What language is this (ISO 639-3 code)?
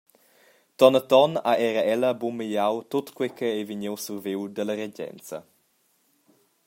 roh